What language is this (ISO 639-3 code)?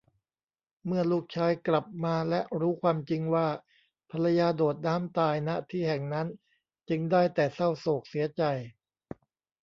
tha